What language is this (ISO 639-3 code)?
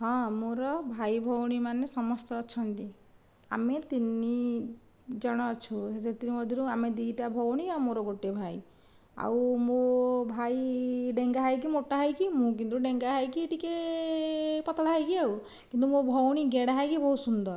ori